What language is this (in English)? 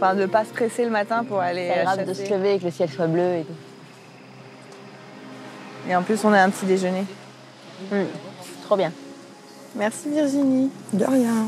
French